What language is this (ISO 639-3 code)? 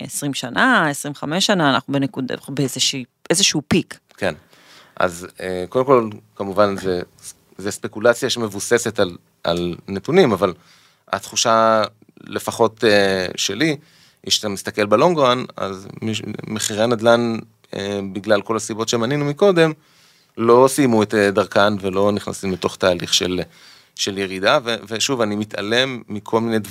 heb